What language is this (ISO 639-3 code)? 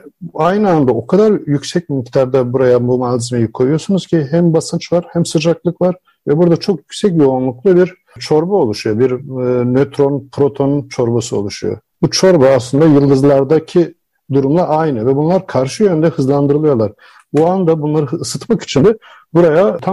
tur